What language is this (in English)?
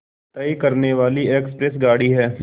Hindi